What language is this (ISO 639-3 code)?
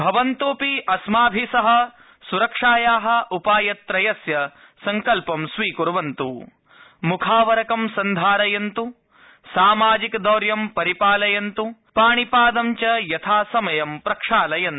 san